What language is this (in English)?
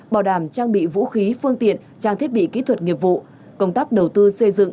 Vietnamese